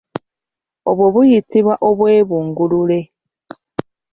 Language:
Ganda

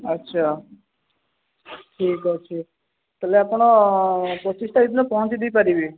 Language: Odia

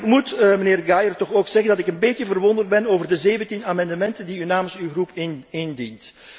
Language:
Dutch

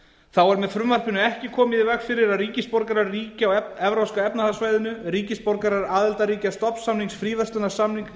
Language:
Icelandic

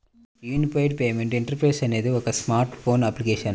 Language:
Telugu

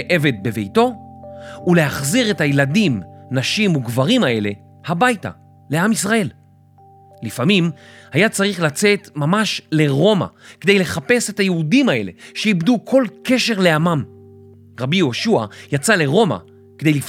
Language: Hebrew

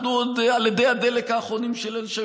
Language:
Hebrew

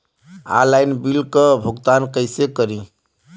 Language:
Bhojpuri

